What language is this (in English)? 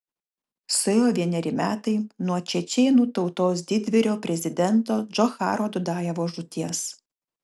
Lithuanian